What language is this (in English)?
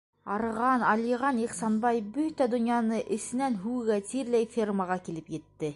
Bashkir